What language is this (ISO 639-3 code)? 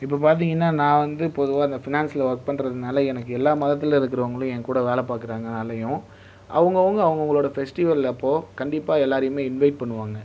tam